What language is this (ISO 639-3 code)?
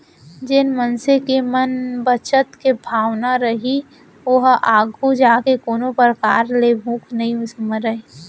hne